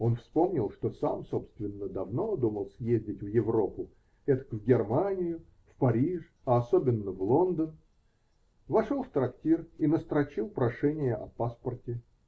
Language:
Russian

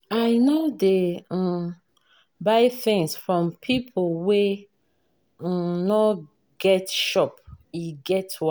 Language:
Nigerian Pidgin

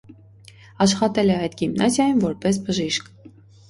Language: Armenian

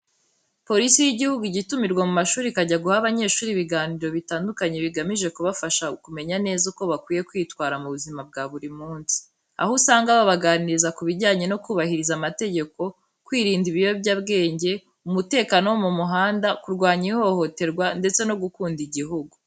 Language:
Kinyarwanda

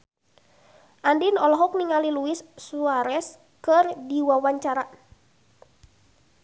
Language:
Sundanese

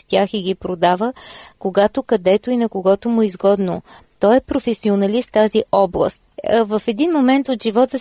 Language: Bulgarian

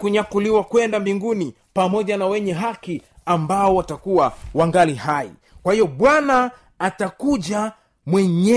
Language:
Swahili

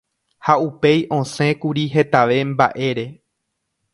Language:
Guarani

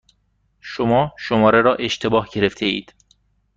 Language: Persian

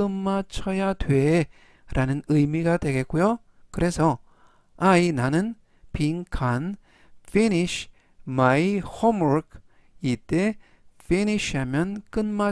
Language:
Korean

